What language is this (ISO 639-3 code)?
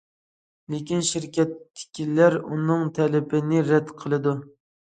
uig